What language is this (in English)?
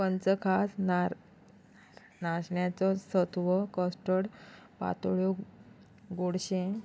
Konkani